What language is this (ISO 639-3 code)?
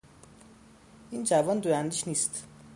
fas